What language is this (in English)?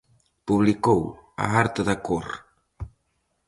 Galician